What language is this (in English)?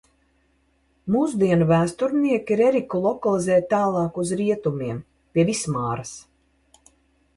Latvian